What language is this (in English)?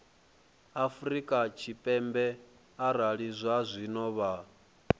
Venda